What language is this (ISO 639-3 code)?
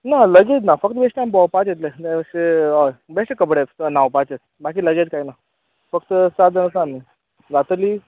kok